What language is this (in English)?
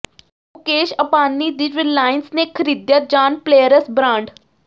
Punjabi